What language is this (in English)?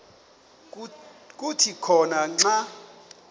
Xhosa